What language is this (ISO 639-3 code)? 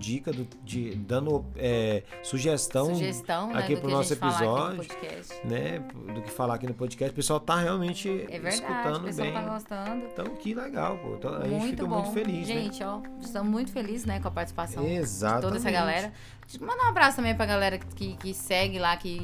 por